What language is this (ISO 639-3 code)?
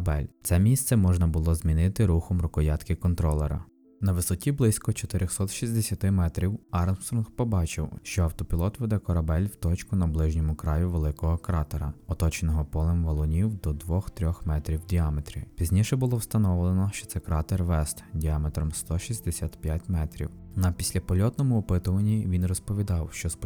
ukr